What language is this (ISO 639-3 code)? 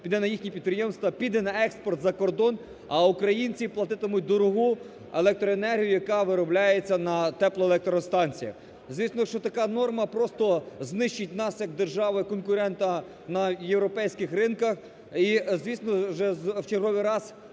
ukr